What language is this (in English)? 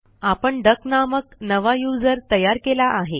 Marathi